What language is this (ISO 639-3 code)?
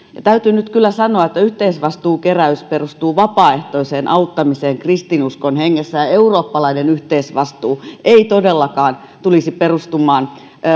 fin